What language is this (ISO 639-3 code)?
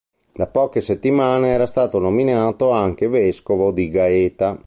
ita